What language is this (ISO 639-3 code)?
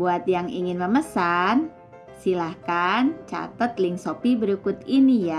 ind